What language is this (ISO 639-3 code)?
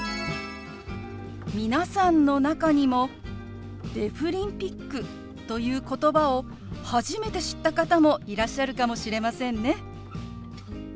jpn